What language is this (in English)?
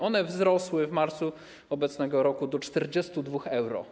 Polish